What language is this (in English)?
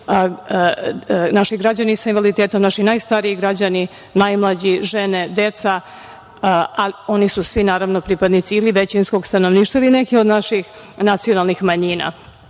Serbian